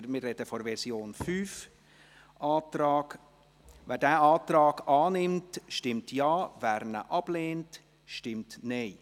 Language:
Swiss German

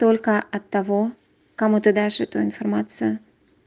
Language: Russian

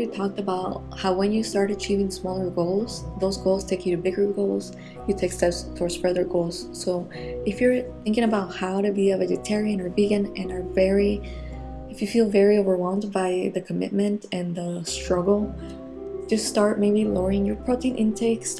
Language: English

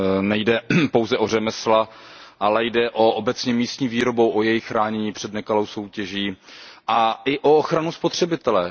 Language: Czech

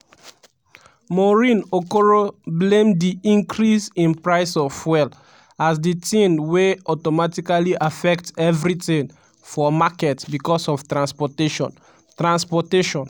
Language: Nigerian Pidgin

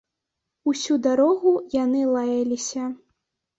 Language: Belarusian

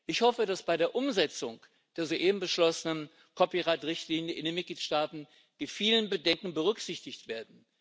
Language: German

